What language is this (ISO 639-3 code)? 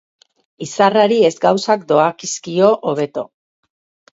eus